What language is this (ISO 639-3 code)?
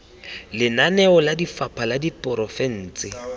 tsn